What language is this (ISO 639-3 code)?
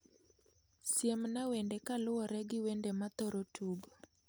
luo